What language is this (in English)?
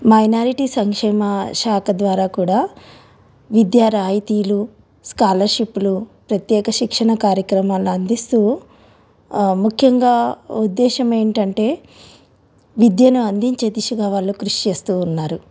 Telugu